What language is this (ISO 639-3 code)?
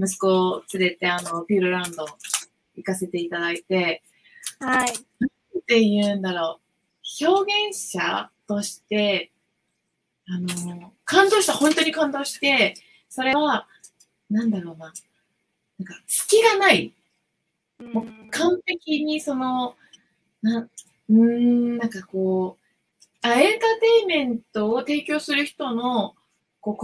jpn